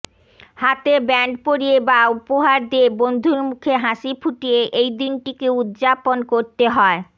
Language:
Bangla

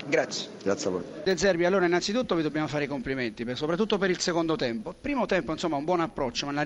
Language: Italian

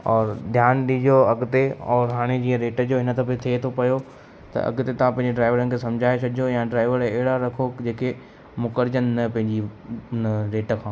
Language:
Sindhi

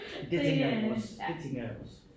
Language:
Danish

